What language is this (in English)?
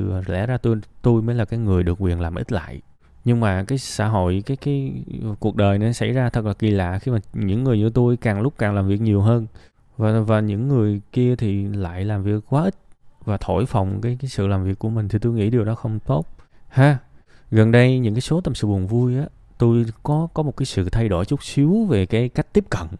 Vietnamese